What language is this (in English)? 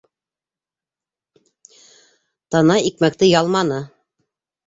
Bashkir